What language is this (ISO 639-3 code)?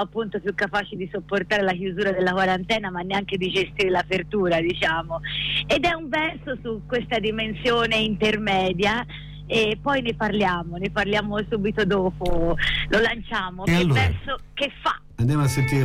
ita